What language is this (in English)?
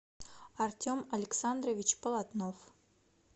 Russian